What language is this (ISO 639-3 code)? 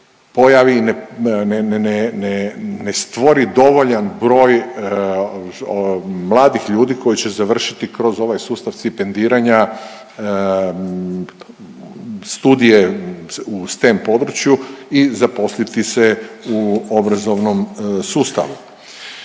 hrv